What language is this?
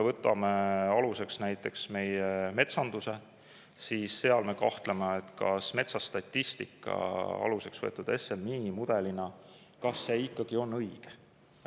Estonian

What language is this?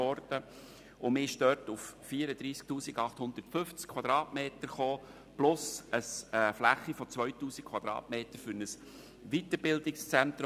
Swiss German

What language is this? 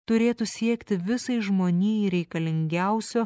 Lithuanian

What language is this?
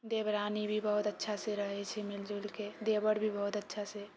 Maithili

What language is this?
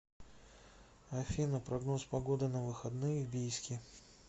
Russian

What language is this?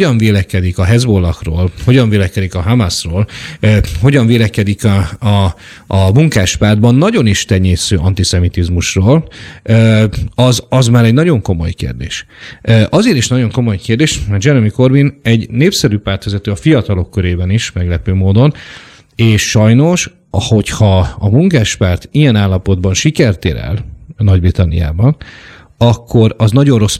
Hungarian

